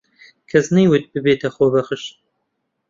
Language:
Central Kurdish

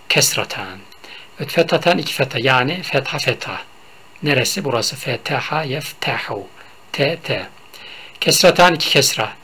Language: Turkish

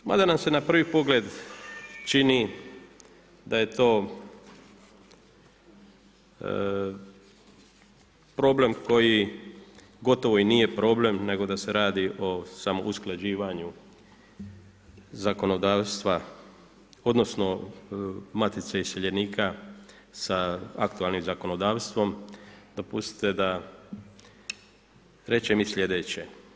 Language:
Croatian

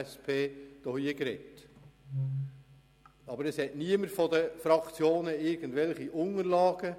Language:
Swiss German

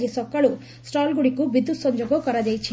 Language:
Odia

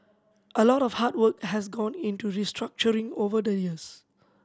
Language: English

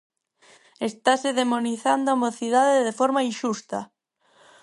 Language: Galician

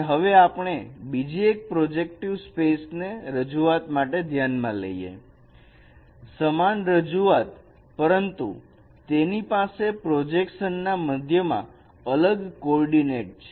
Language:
Gujarati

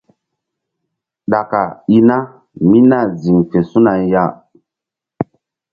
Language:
Mbum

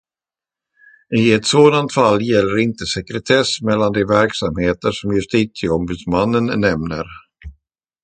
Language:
Swedish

